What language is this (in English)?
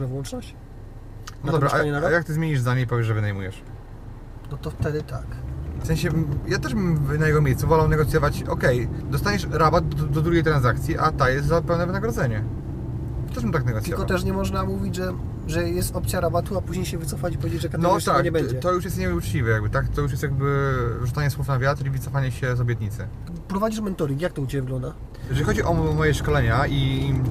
Polish